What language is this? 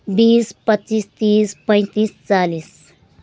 Nepali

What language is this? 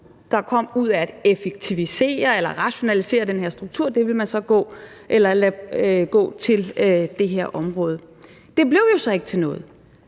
Danish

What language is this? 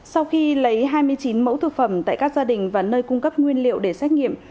Vietnamese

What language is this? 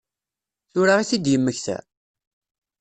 Kabyle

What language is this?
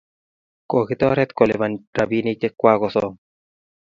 Kalenjin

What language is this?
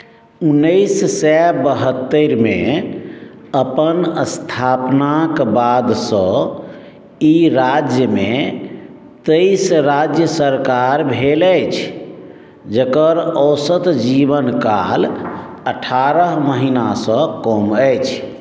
Maithili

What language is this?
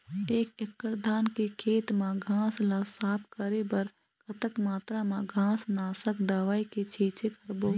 Chhattisgarhi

